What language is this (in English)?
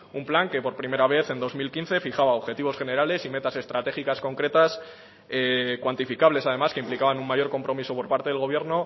Spanish